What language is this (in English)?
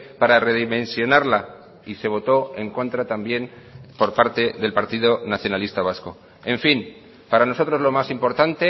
Spanish